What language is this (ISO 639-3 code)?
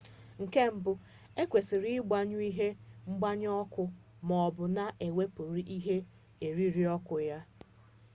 ibo